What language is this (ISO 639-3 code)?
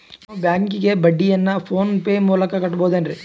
kan